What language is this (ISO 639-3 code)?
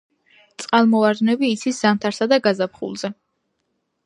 kat